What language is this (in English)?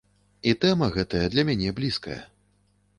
Belarusian